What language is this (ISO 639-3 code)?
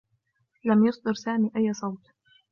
ara